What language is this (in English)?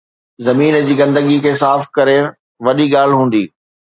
Sindhi